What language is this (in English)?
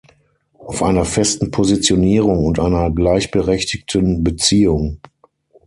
German